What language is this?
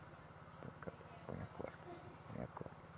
Portuguese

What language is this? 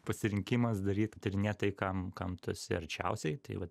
Lithuanian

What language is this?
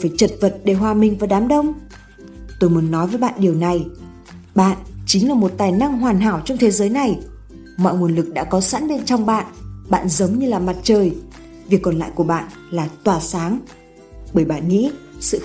Vietnamese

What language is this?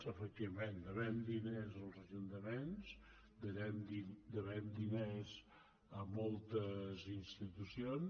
Catalan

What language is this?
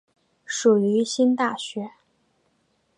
Chinese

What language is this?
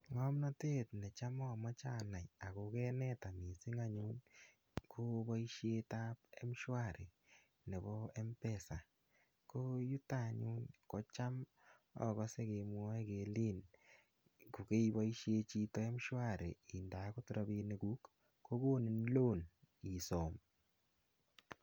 Kalenjin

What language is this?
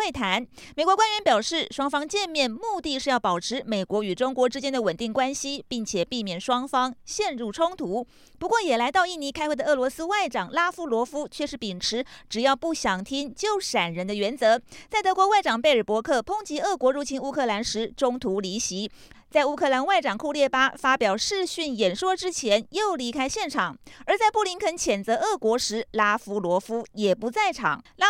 Chinese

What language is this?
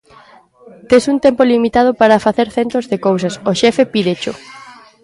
Galician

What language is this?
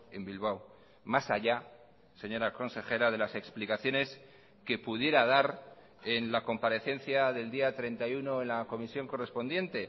Spanish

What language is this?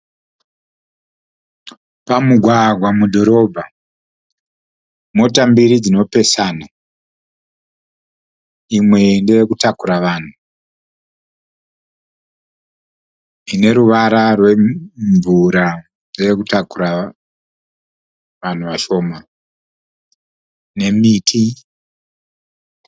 Shona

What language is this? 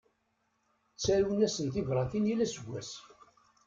Kabyle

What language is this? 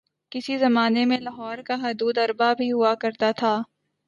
Urdu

